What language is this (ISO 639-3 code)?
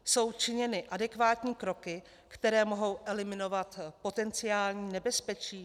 ces